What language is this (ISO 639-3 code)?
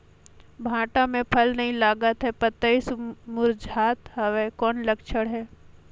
hne